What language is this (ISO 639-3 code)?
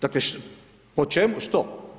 hrv